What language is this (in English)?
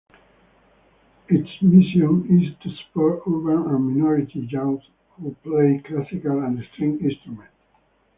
English